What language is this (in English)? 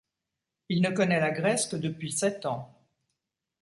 French